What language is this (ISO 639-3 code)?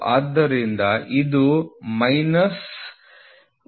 kan